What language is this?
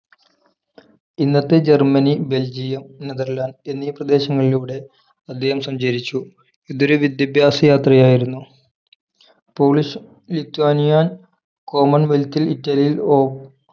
Malayalam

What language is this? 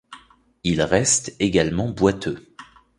French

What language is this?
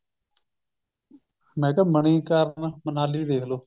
Punjabi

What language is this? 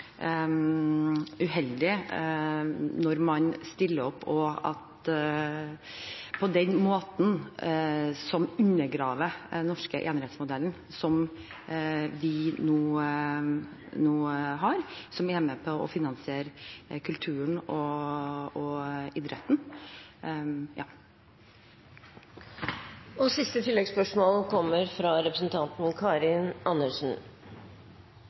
Norwegian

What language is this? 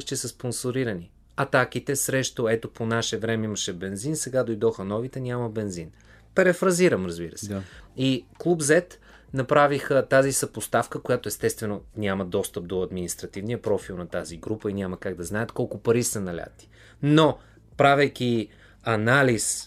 Bulgarian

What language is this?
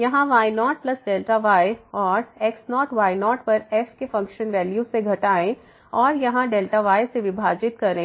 Hindi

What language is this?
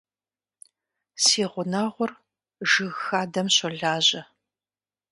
Kabardian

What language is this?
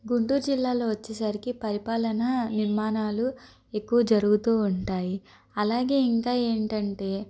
Telugu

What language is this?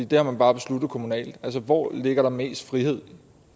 Danish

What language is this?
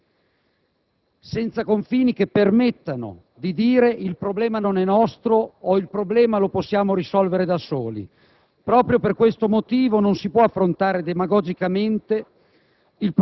Italian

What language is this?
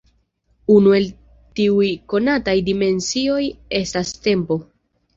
Esperanto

